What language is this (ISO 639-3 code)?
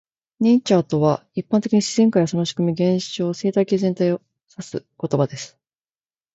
jpn